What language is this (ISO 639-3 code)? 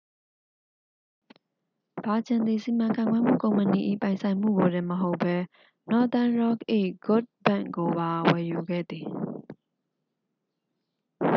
mya